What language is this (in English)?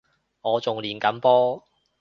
Cantonese